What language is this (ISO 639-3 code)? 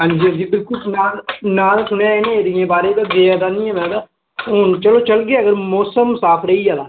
doi